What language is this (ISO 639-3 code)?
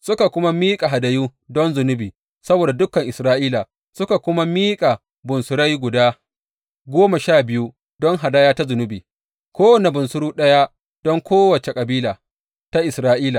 hau